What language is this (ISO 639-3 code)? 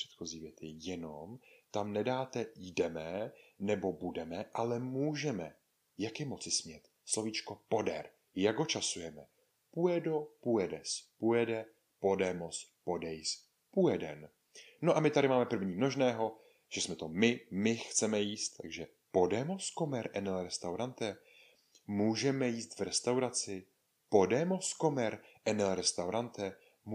ces